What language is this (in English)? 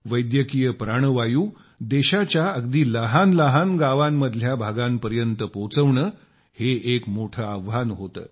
Marathi